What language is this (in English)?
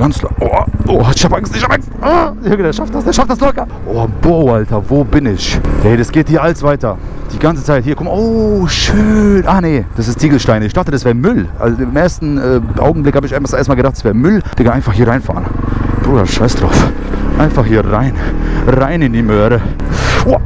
German